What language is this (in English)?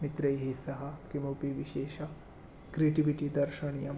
Sanskrit